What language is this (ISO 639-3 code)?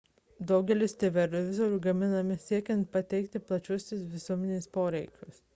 lit